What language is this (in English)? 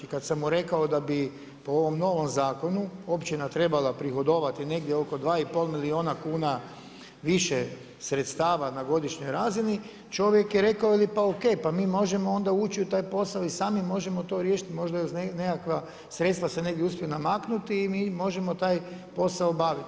Croatian